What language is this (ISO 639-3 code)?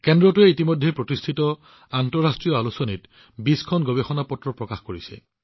asm